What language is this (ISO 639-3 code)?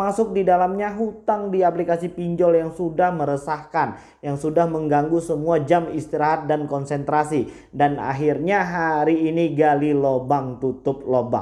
ind